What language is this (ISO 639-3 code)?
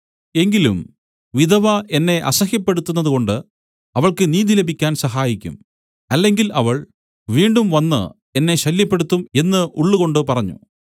mal